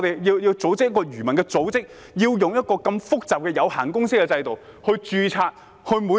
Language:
Cantonese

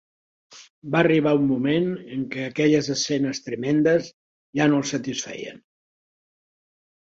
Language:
Catalan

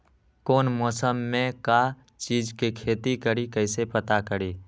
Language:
Magahi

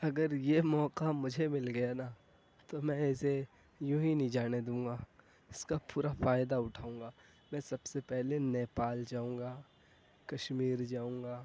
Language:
Urdu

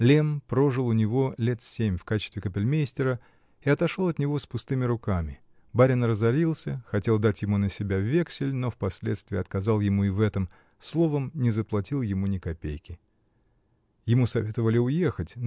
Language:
Russian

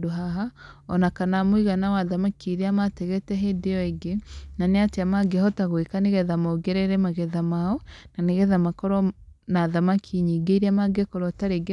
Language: Kikuyu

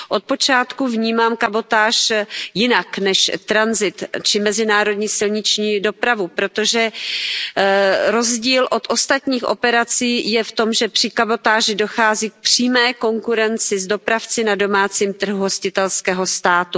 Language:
Czech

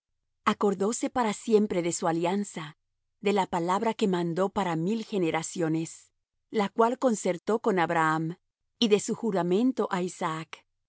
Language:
Spanish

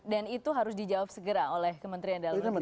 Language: Indonesian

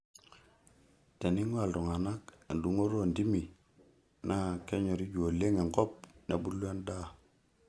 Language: Masai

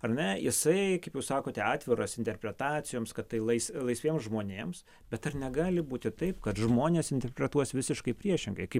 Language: Lithuanian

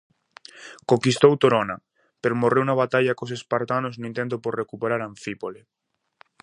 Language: Galician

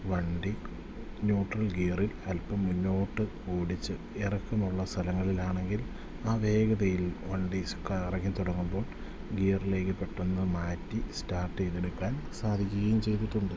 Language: Malayalam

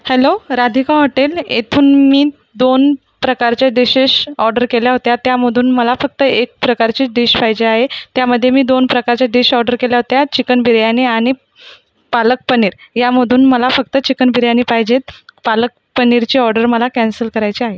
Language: Marathi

